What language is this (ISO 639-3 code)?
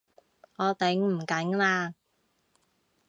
yue